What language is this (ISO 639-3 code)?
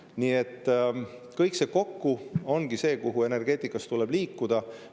est